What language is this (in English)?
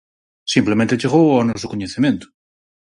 Galician